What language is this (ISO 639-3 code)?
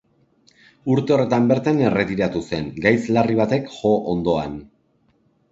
eus